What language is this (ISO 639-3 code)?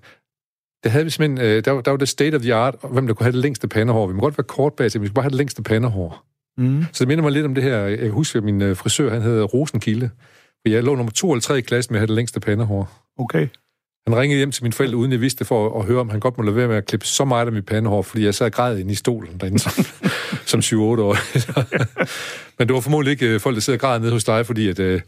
dan